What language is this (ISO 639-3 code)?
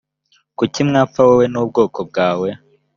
kin